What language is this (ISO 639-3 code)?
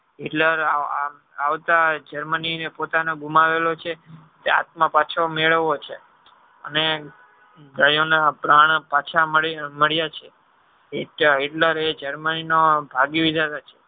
guj